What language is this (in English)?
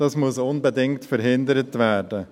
Swiss German